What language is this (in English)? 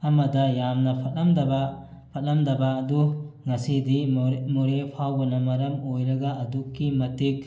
Manipuri